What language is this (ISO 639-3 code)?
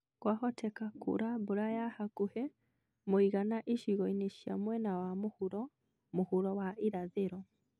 kik